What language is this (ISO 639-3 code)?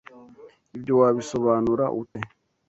kin